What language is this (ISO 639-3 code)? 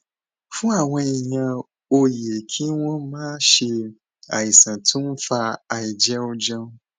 yor